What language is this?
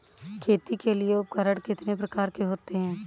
Hindi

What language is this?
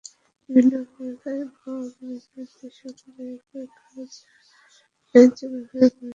Bangla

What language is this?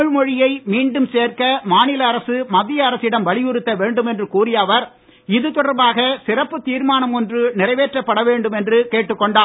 Tamil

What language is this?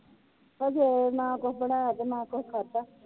Punjabi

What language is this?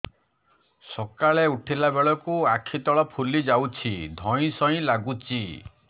Odia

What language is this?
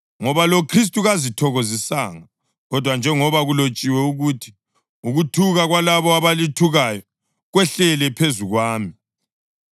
North Ndebele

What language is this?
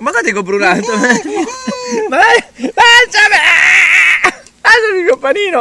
Italian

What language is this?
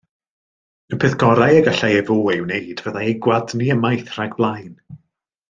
Welsh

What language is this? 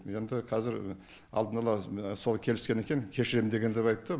Kazakh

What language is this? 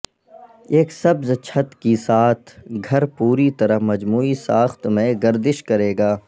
Urdu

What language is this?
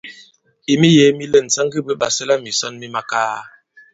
Bankon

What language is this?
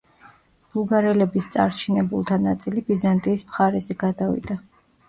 Georgian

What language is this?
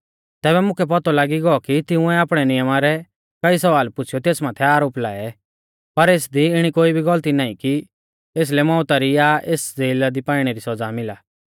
Mahasu Pahari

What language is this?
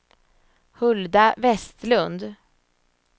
Swedish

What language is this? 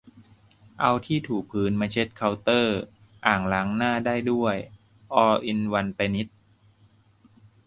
Thai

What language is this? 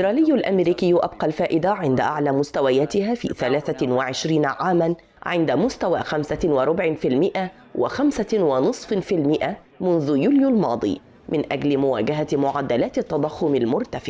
Arabic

